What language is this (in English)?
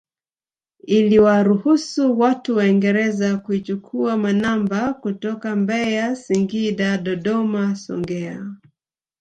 Swahili